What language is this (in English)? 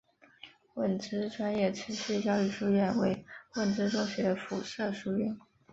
Chinese